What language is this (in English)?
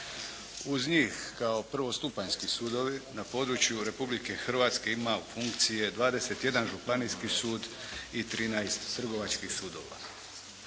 Croatian